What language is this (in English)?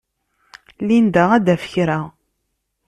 Kabyle